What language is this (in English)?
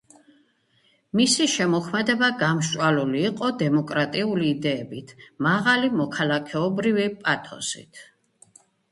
Georgian